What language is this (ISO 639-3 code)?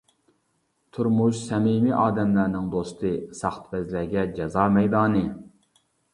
uig